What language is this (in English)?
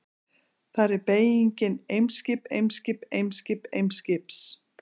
Icelandic